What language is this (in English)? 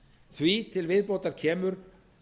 Icelandic